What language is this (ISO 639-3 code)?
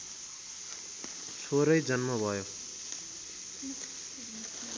nep